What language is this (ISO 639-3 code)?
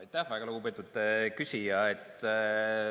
est